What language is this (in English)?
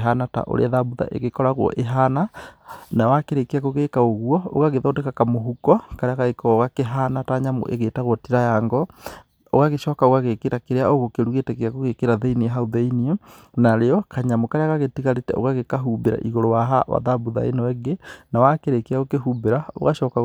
Kikuyu